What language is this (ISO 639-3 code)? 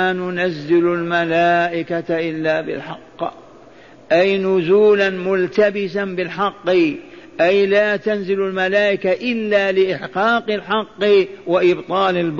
ara